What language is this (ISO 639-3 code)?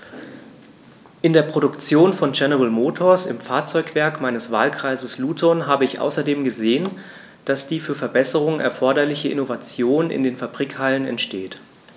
deu